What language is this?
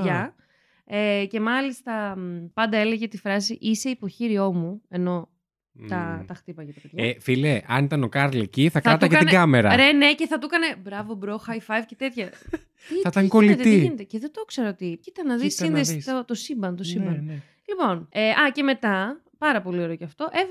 Greek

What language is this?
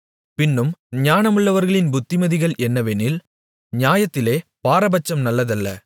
Tamil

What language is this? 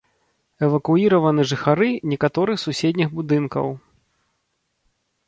Belarusian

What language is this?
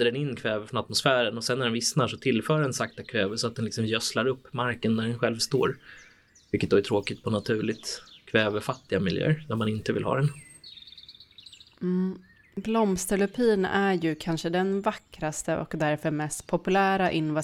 Swedish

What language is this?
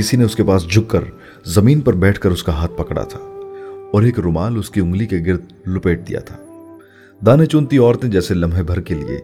Urdu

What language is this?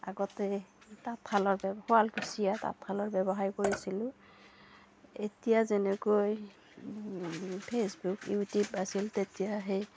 Assamese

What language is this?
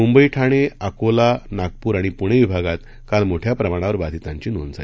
Marathi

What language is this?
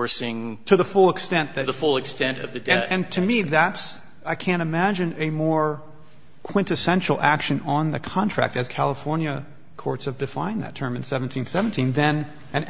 English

